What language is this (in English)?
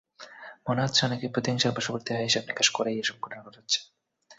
Bangla